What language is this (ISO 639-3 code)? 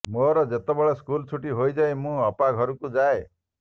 ori